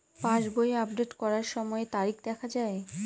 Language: Bangla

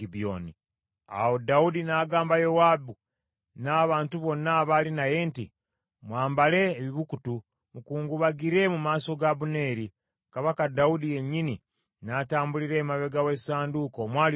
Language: Ganda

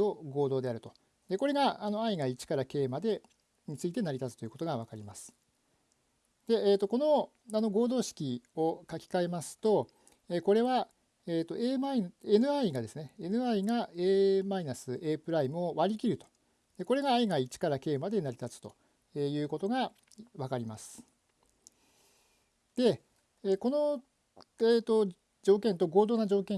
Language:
Japanese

